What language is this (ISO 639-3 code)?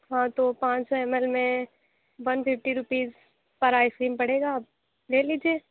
urd